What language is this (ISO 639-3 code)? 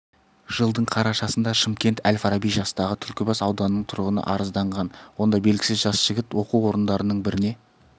kaz